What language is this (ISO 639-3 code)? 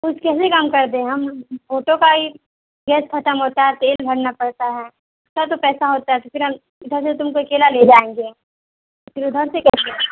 urd